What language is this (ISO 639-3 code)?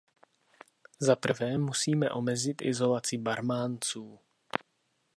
ces